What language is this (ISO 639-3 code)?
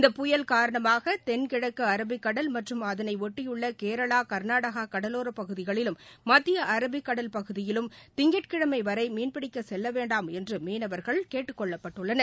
tam